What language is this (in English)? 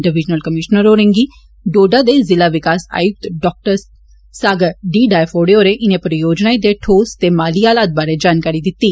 Dogri